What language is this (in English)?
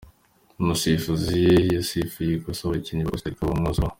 Kinyarwanda